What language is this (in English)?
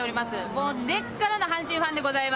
Japanese